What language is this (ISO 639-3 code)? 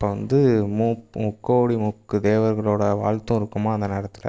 tam